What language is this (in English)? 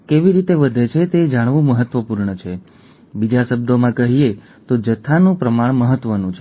Gujarati